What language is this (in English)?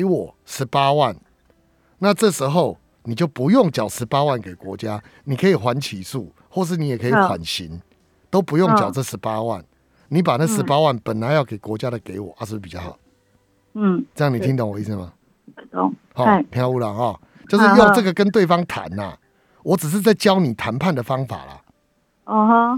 Chinese